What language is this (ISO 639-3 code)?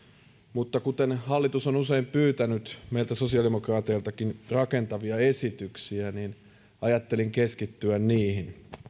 fin